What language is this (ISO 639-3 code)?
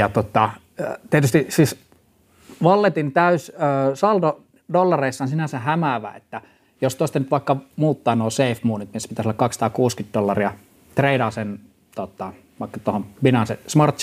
fin